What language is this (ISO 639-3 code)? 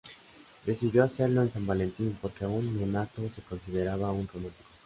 spa